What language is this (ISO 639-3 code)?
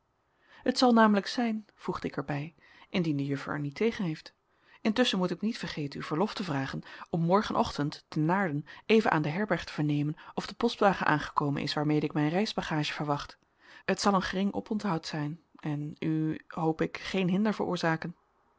nld